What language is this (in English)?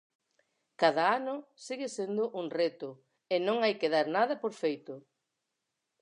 Galician